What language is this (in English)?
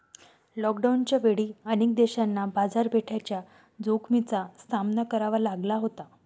Marathi